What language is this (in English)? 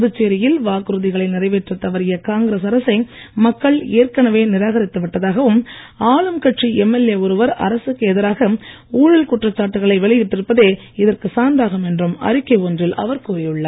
Tamil